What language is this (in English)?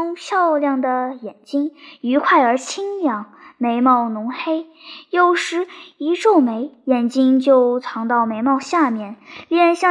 Chinese